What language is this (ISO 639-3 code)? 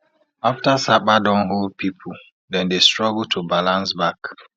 pcm